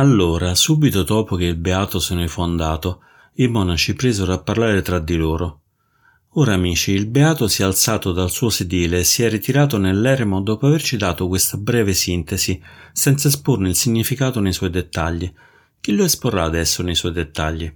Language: Italian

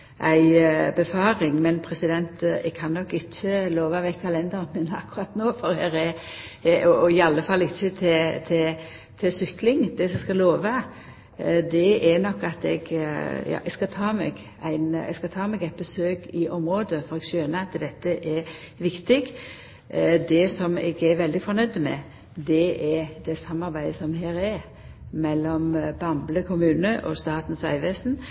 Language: Norwegian Nynorsk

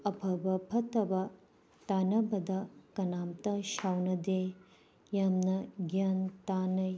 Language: Manipuri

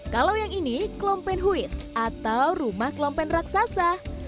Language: Indonesian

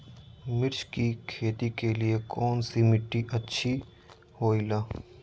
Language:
Magahi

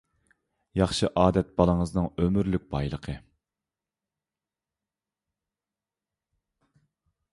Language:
Uyghur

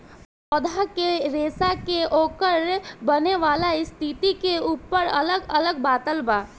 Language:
Bhojpuri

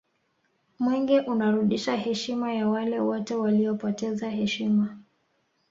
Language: Swahili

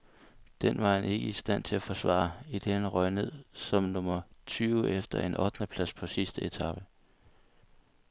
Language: Danish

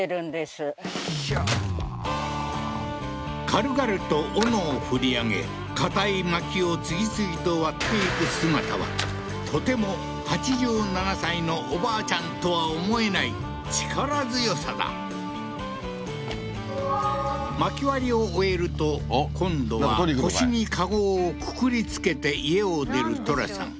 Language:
Japanese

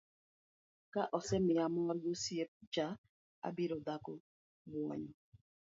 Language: Luo (Kenya and Tanzania)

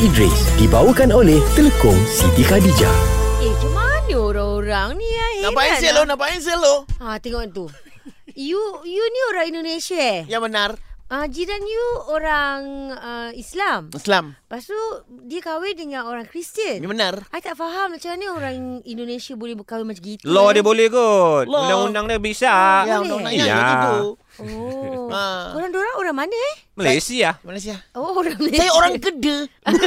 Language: Malay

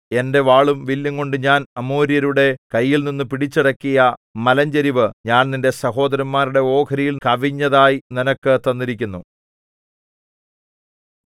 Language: Malayalam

